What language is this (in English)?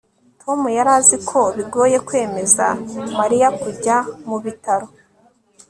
Kinyarwanda